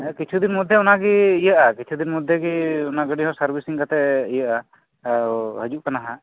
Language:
Santali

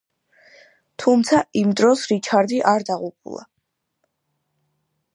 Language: Georgian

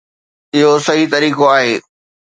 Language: Sindhi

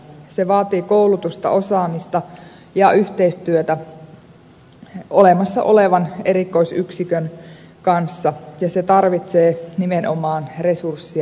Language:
Finnish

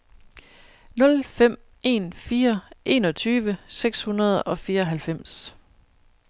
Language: Danish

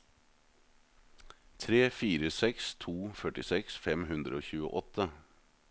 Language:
Norwegian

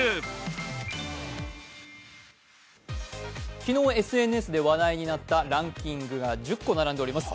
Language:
Japanese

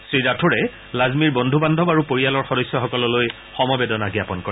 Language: Assamese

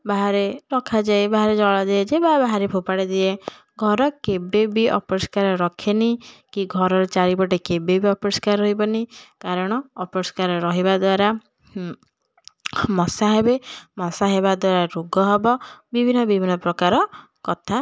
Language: Odia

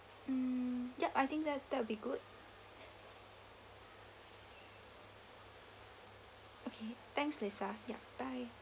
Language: English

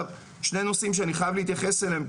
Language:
Hebrew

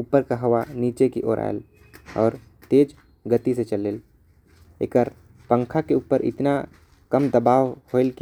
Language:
Korwa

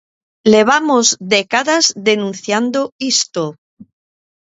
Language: Galician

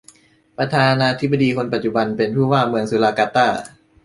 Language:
Thai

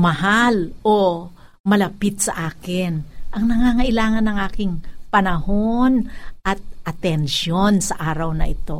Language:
Filipino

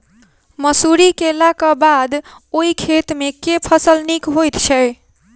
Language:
Maithili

